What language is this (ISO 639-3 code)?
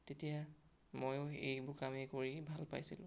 asm